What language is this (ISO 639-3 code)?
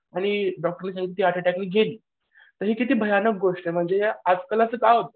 mar